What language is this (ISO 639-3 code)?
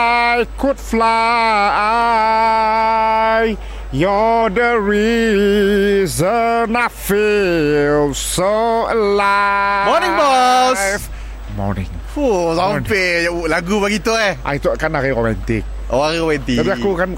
msa